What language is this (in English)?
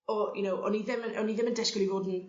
Welsh